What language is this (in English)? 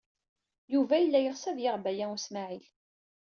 Kabyle